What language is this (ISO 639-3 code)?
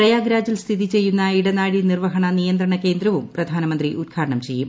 mal